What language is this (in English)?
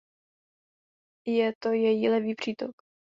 Czech